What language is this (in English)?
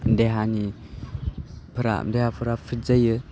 Bodo